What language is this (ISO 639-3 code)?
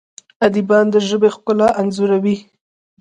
pus